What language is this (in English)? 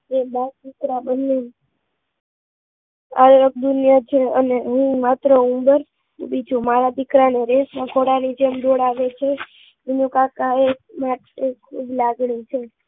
Gujarati